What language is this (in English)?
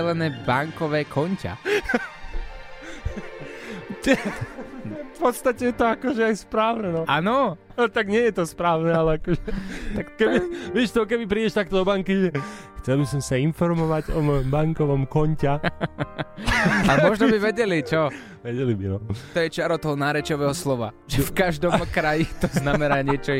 Slovak